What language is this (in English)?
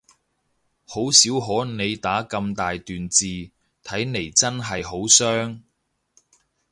Cantonese